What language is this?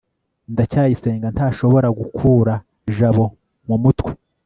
Kinyarwanda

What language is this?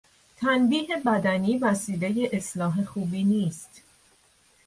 Persian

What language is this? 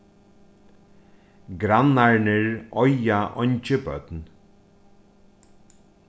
Faroese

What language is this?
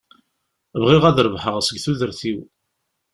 Kabyle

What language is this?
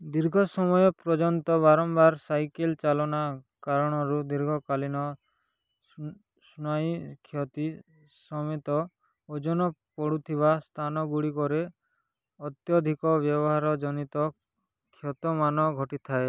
Odia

